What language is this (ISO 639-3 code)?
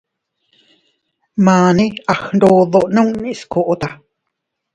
cut